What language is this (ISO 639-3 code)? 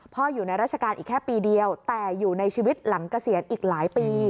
tha